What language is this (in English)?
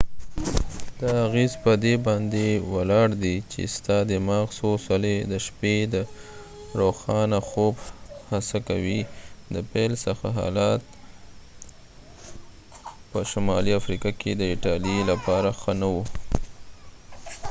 Pashto